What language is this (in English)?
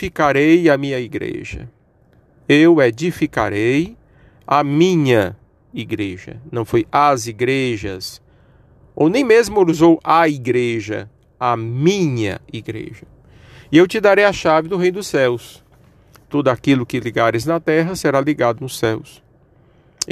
Portuguese